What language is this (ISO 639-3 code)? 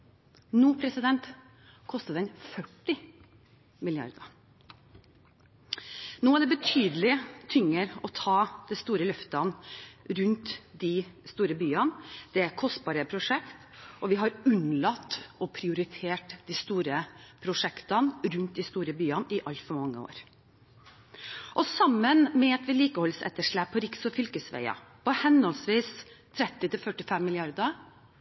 nob